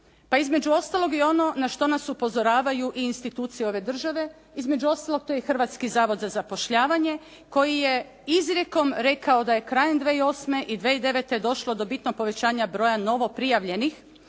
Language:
Croatian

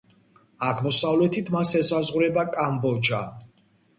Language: Georgian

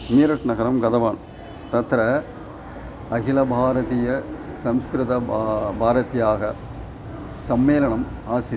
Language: Sanskrit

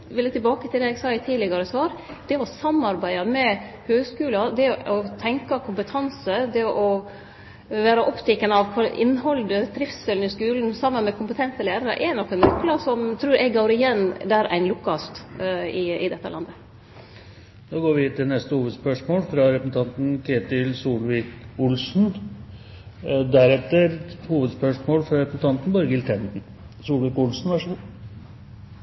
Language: Norwegian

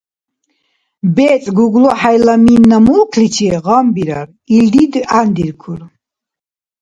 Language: Dargwa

